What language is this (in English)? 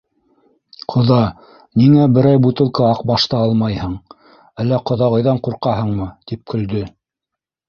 Bashkir